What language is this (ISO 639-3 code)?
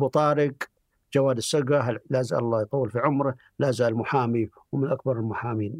ara